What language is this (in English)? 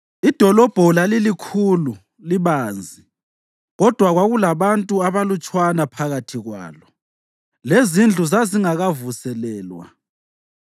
North Ndebele